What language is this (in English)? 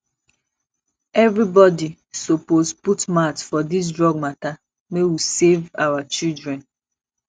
Nigerian Pidgin